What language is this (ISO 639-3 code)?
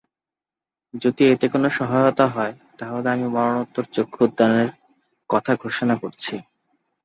ben